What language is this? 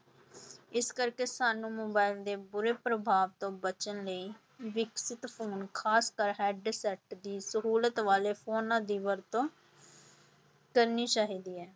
Punjabi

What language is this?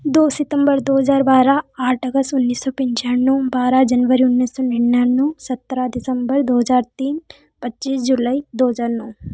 Hindi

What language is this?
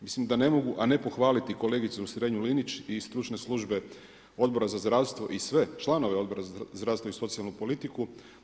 Croatian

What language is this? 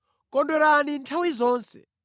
Nyanja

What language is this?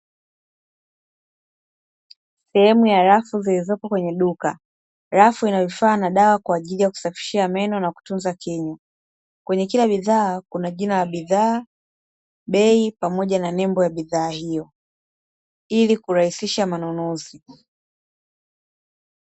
Swahili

